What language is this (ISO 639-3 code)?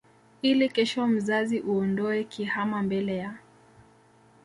swa